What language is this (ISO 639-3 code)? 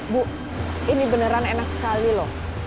ind